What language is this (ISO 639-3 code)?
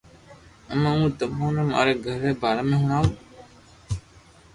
lrk